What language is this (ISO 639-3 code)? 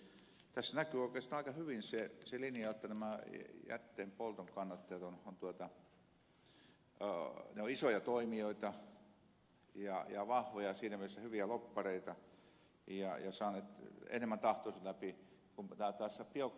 fin